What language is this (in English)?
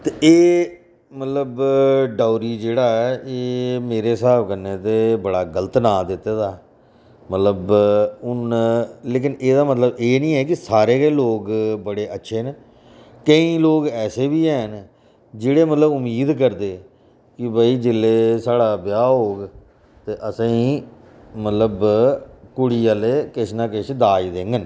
Dogri